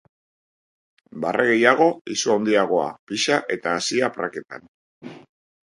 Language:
Basque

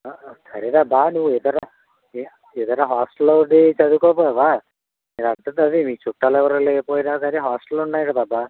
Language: Telugu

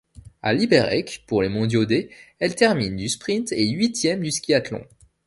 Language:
French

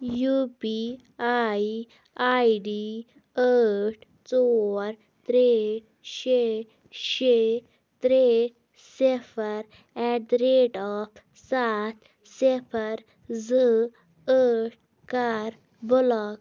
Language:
Kashmiri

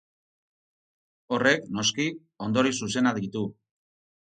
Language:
Basque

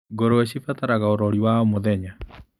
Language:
Kikuyu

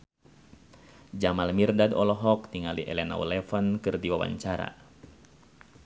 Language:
Sundanese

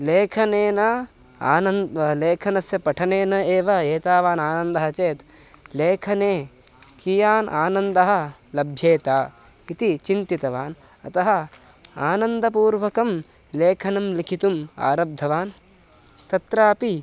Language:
Sanskrit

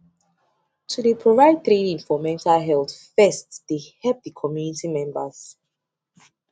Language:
Nigerian Pidgin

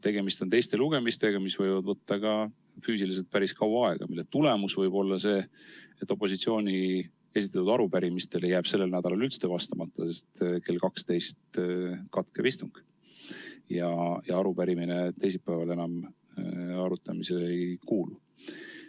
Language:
Estonian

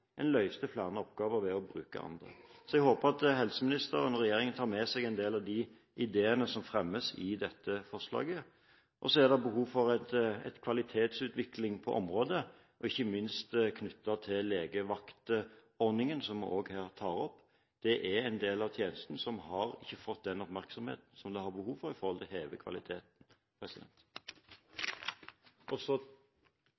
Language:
Norwegian Bokmål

